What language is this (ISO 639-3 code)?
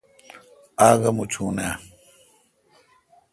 xka